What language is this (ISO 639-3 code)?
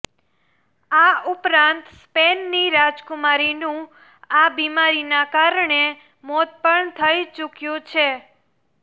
guj